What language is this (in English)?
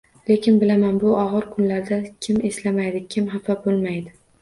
Uzbek